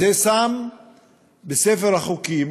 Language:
Hebrew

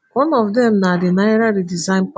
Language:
Nigerian Pidgin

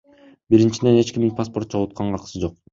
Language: Kyrgyz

